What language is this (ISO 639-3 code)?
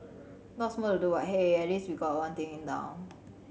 eng